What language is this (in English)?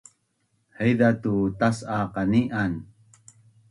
Bunun